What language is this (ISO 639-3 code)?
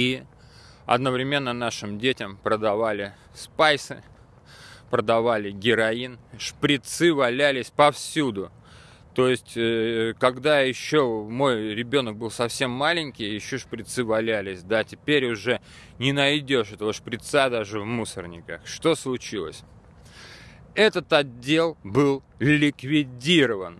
rus